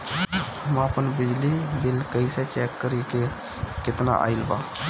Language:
Bhojpuri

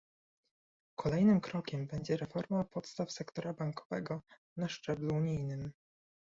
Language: Polish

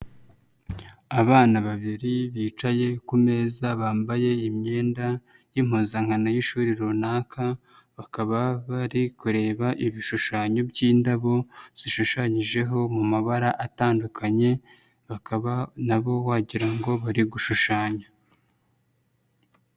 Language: Kinyarwanda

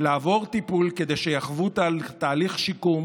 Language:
Hebrew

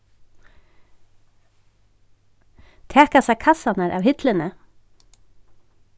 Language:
Faroese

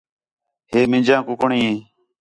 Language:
Khetrani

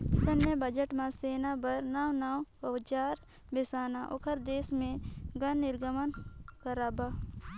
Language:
Chhattisgarhi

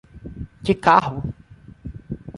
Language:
Portuguese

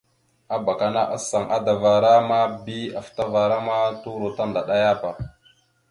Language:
Mada (Cameroon)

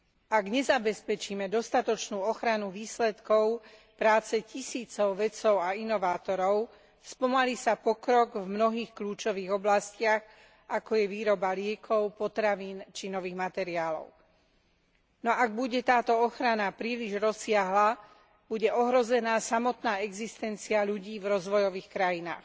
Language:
Slovak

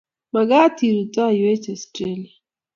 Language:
Kalenjin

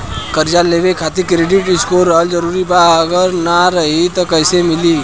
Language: Bhojpuri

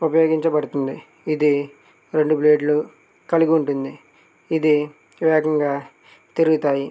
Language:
Telugu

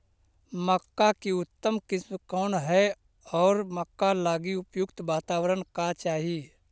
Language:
Magahi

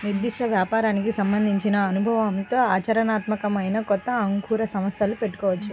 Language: Telugu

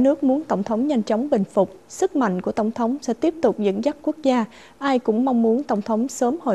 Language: Vietnamese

